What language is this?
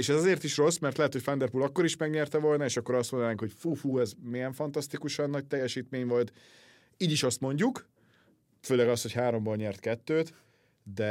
Hungarian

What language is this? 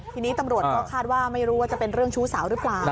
Thai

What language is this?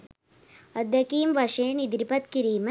Sinhala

